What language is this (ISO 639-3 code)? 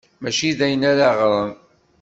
kab